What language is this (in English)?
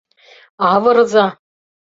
Mari